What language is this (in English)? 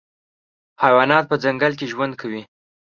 Pashto